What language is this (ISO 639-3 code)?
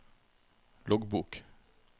nor